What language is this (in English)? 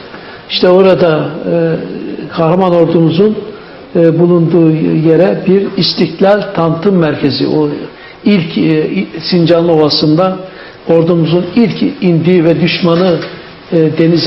Turkish